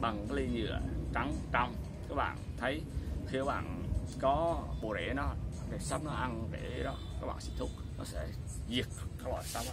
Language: Vietnamese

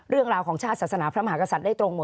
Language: Thai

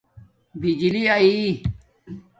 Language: Domaaki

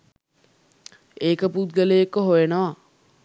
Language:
Sinhala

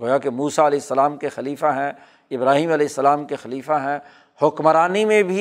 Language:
Urdu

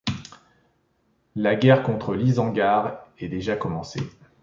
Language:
French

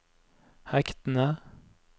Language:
Norwegian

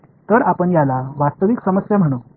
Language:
Marathi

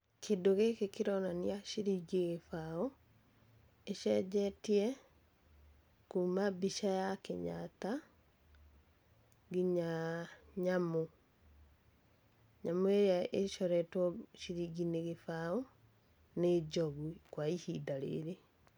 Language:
Kikuyu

